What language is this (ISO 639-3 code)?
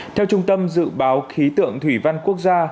vie